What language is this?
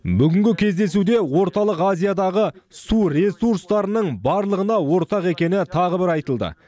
Kazakh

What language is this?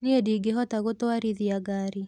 Kikuyu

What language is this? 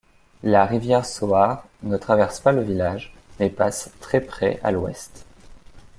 French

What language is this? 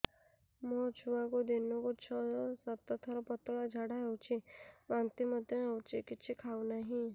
Odia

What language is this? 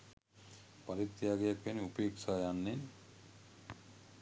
Sinhala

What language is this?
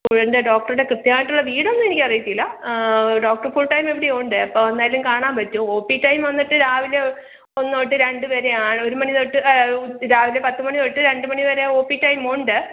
Malayalam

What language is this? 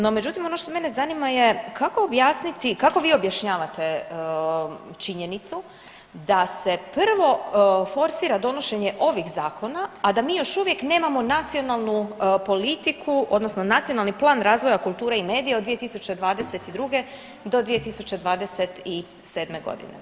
Croatian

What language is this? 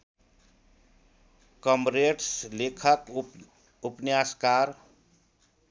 Nepali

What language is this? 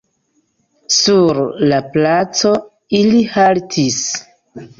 Esperanto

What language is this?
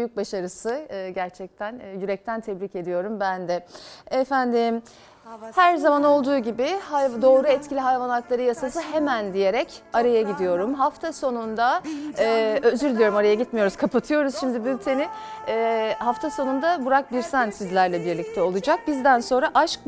Turkish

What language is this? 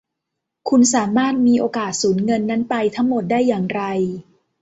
Thai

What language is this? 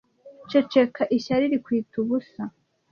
Kinyarwanda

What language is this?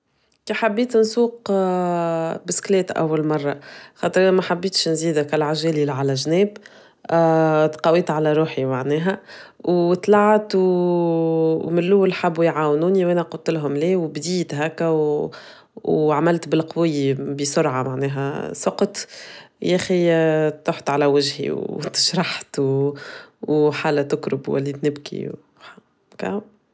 Tunisian Arabic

